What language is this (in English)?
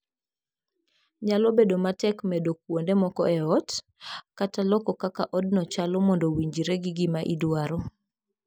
Luo (Kenya and Tanzania)